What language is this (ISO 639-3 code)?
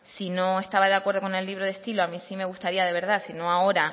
spa